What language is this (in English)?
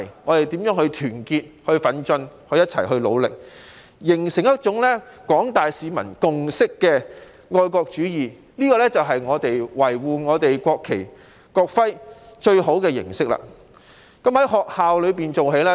Cantonese